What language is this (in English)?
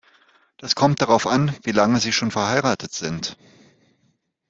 German